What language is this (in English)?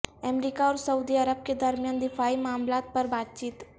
Urdu